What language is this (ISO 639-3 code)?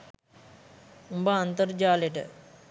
sin